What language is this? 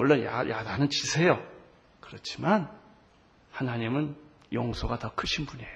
Korean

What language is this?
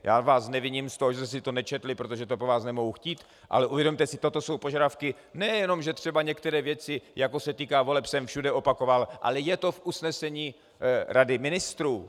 Czech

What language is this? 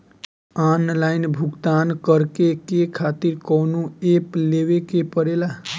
Bhojpuri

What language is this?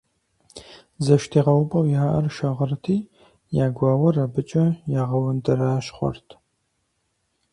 Kabardian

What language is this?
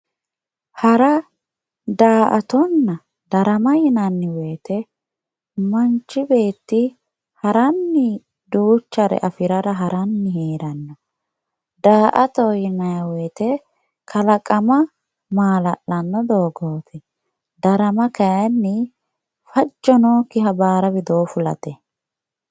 Sidamo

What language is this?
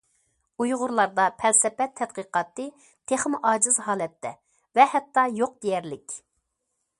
Uyghur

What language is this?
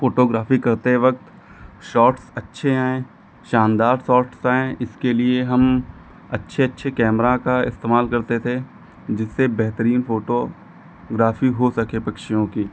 Hindi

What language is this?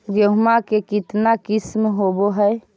Magahi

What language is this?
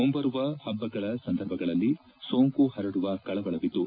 Kannada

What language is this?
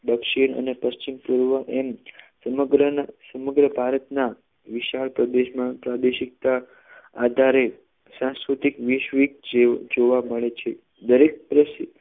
Gujarati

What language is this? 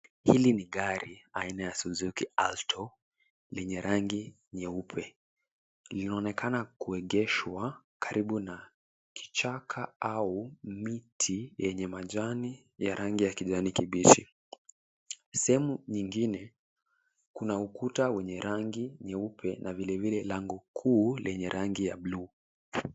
Swahili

